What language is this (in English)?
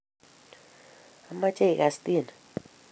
Kalenjin